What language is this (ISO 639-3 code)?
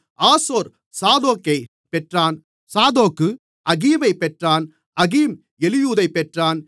tam